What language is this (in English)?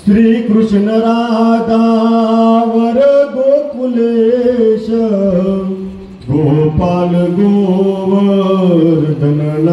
Romanian